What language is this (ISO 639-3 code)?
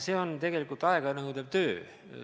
est